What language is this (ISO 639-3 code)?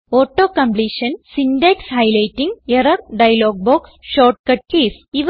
mal